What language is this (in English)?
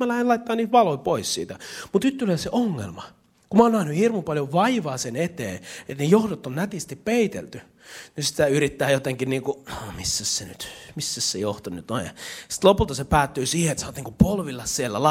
Finnish